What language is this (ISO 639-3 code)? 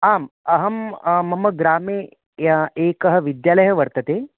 san